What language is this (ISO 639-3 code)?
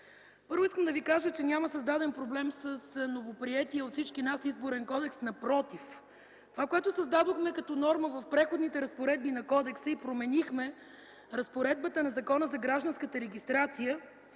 bul